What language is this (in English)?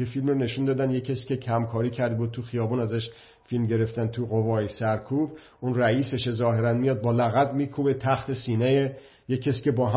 Persian